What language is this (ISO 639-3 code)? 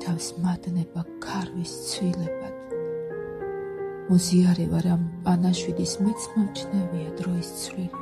ron